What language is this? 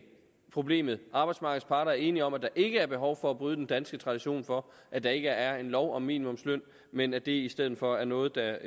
Danish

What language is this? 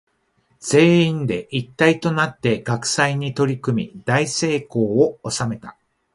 Japanese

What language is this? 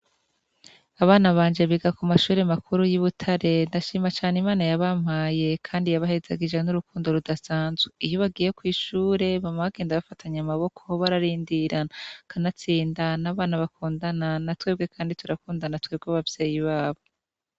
Rundi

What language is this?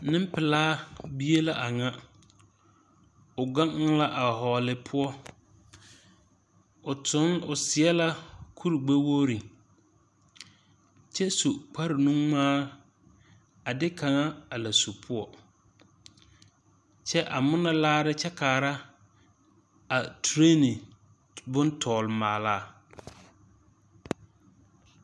Southern Dagaare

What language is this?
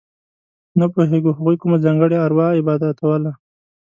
Pashto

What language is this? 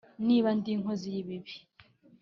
Kinyarwanda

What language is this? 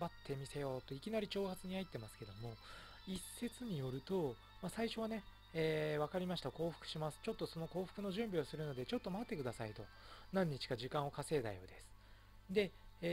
Japanese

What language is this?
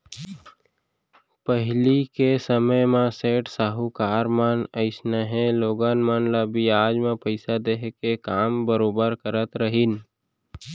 Chhattisgarhi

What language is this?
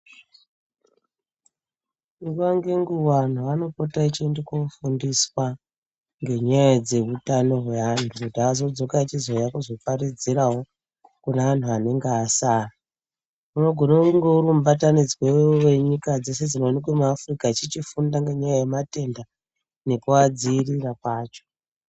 Ndau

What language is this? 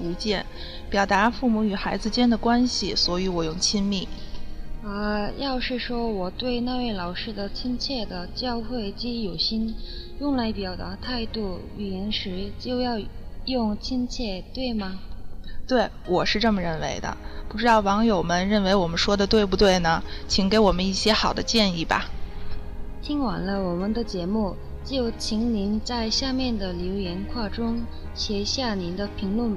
Chinese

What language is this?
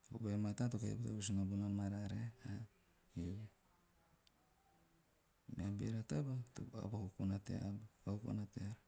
Teop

